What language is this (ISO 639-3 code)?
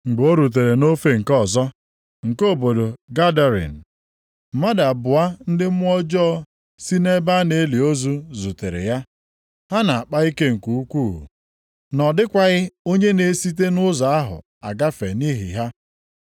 ibo